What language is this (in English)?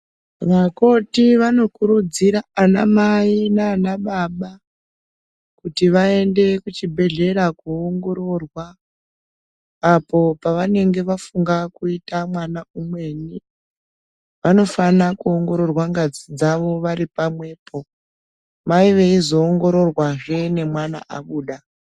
Ndau